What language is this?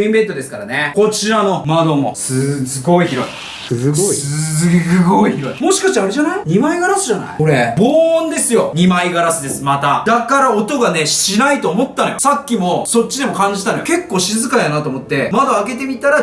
Japanese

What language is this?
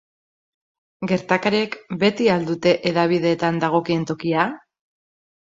Basque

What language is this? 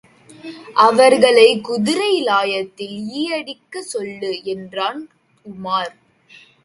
Tamil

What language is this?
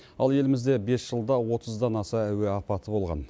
Kazakh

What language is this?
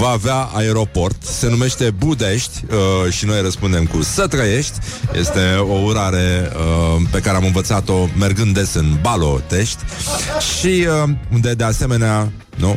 Romanian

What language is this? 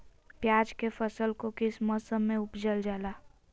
Magahi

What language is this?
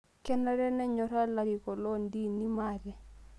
Masai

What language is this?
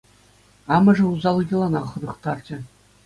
Chuvash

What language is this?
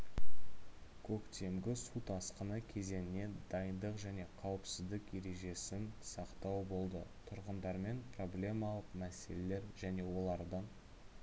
Kazakh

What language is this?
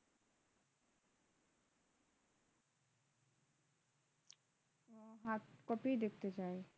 Bangla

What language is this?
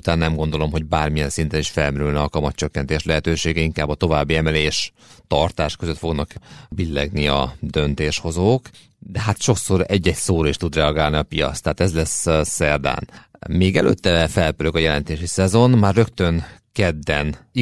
Hungarian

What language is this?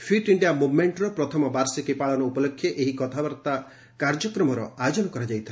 Odia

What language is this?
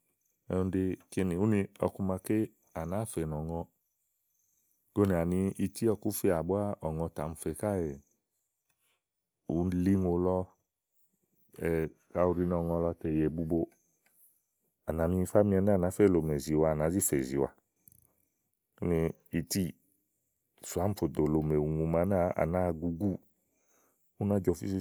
Igo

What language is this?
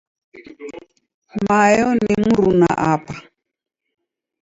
Taita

